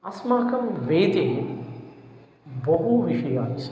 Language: Sanskrit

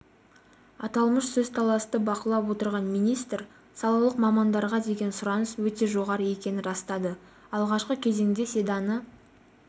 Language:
Kazakh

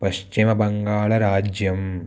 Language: Sanskrit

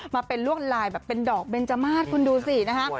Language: Thai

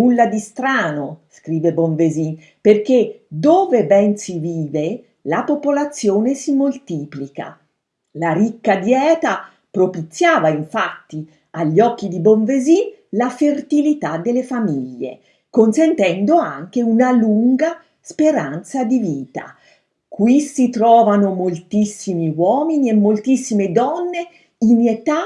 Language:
Italian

